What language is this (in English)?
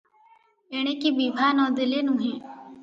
Odia